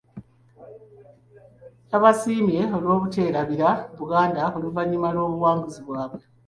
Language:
Ganda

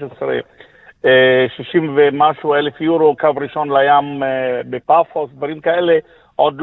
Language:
Hebrew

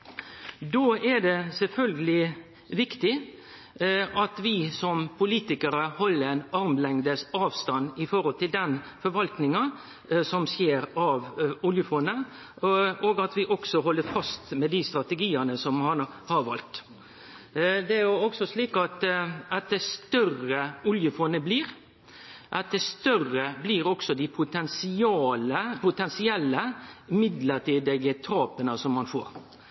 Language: Norwegian Nynorsk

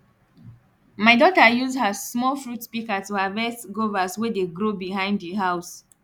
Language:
Nigerian Pidgin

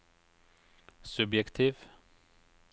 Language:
Norwegian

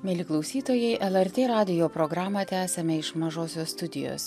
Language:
Lithuanian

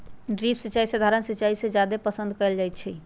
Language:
Magahi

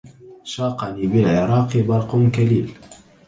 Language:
Arabic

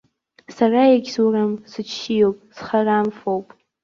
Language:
Abkhazian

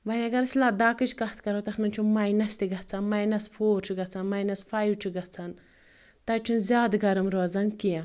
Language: Kashmiri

